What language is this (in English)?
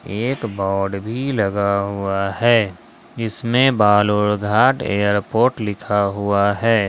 Hindi